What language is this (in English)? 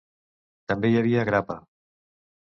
Catalan